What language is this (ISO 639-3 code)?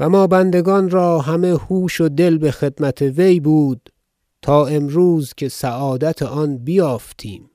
fas